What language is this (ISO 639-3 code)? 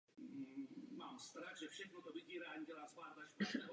ces